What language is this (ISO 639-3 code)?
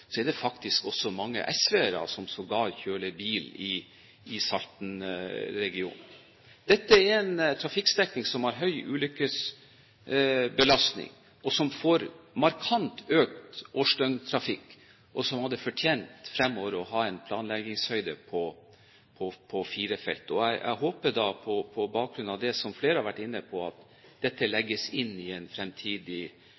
nob